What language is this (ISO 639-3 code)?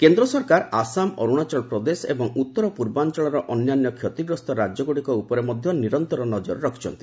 ori